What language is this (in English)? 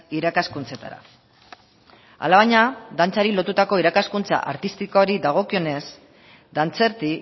Basque